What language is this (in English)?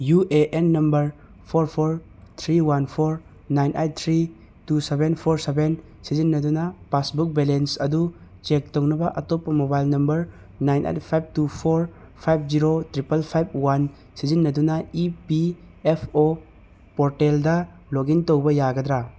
Manipuri